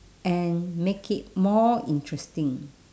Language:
English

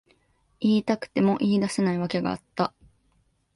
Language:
Japanese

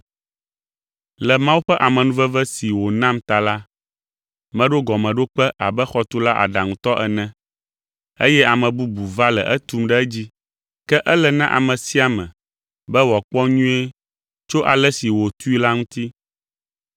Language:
Ewe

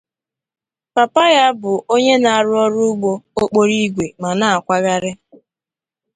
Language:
Igbo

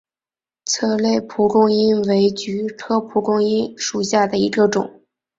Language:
Chinese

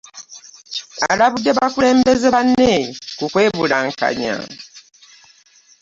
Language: Ganda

